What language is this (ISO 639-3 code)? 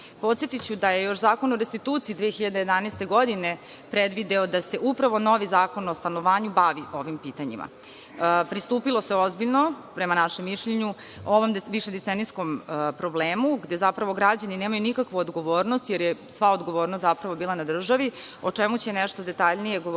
srp